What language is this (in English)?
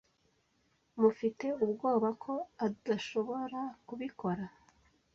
Kinyarwanda